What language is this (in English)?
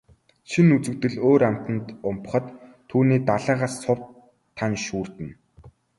Mongolian